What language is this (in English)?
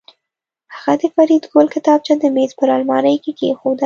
Pashto